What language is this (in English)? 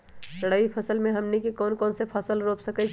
Magahi